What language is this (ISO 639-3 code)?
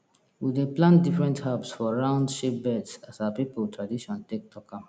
pcm